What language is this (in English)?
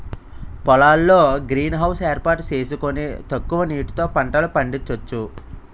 Telugu